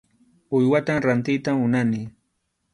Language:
Arequipa-La Unión Quechua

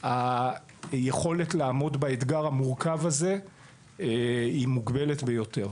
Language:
Hebrew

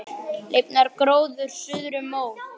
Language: Icelandic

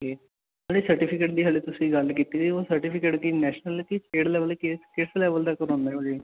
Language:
Punjabi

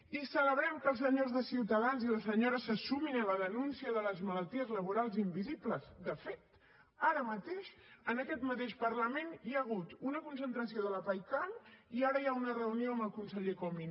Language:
Catalan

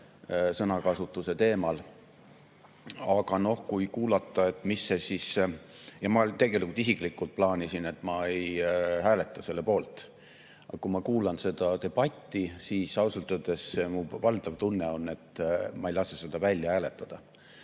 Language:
Estonian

